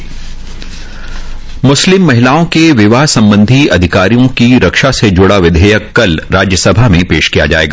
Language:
Hindi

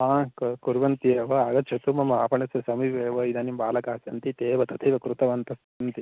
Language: Sanskrit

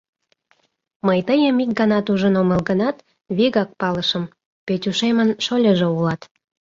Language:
Mari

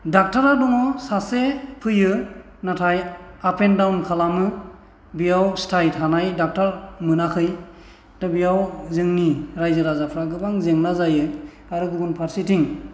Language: Bodo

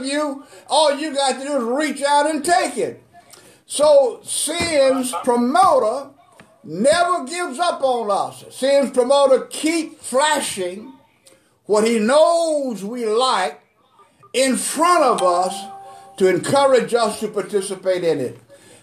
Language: English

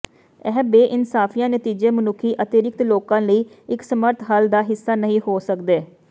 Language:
Punjabi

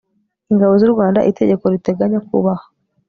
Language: Kinyarwanda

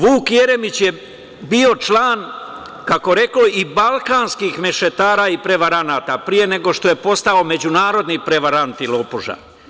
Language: Serbian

